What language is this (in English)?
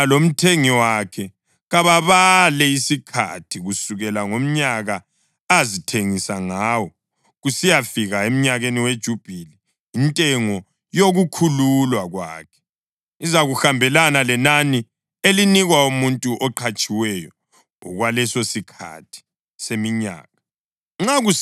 North Ndebele